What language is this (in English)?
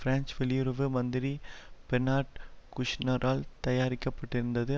Tamil